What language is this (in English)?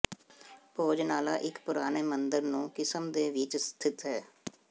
Punjabi